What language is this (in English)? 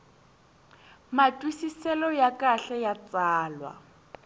Tsonga